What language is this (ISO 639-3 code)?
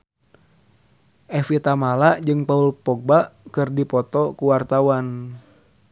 sun